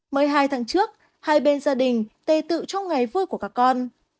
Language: Vietnamese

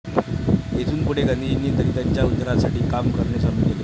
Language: Marathi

